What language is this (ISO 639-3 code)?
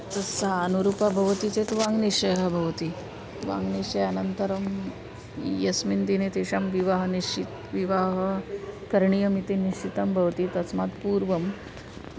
san